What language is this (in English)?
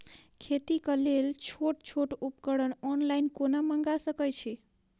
Maithili